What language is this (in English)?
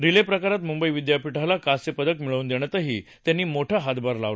Marathi